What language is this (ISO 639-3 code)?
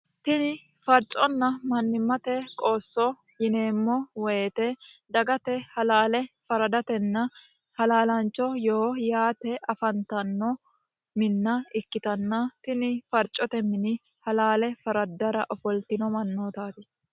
sid